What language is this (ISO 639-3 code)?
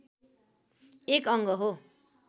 nep